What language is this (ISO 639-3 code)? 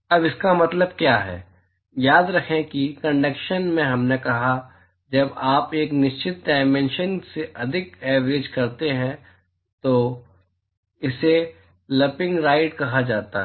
hin